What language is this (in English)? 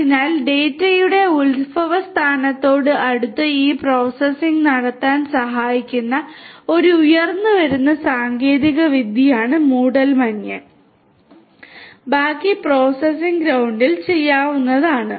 Malayalam